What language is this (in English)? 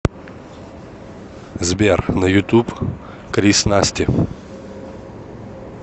Russian